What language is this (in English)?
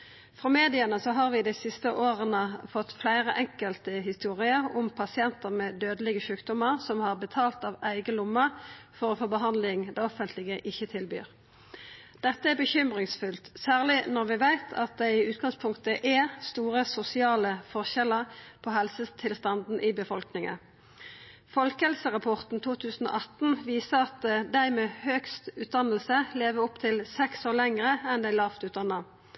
Norwegian Nynorsk